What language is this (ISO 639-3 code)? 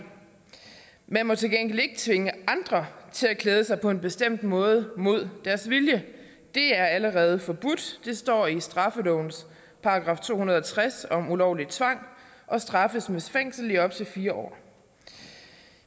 dan